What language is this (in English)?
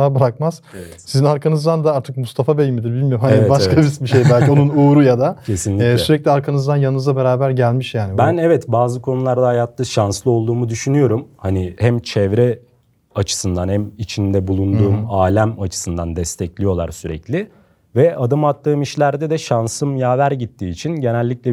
Turkish